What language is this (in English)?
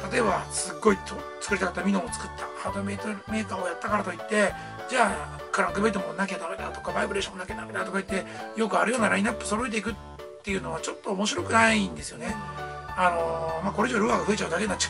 Japanese